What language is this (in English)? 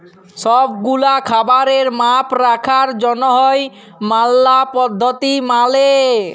Bangla